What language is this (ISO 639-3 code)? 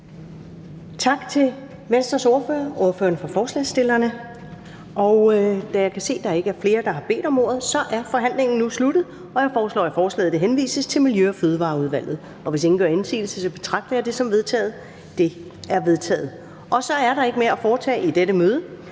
dan